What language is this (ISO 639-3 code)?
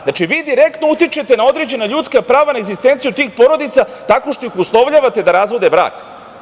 srp